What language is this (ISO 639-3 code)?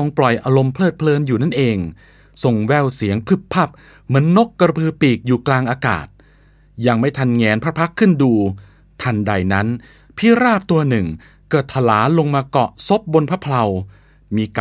tha